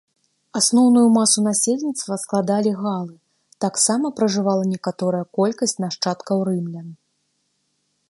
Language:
Belarusian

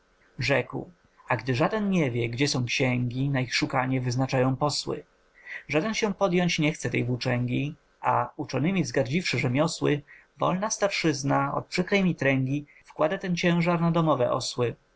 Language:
Polish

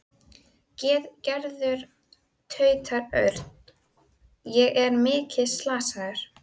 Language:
Icelandic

